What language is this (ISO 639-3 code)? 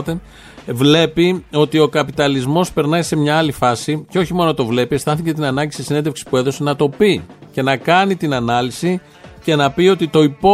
ell